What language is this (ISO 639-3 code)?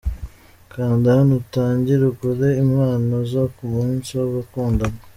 kin